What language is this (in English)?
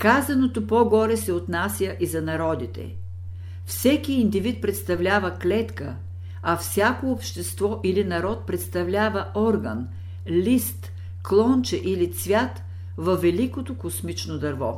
Bulgarian